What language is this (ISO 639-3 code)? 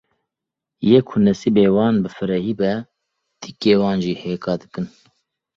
kur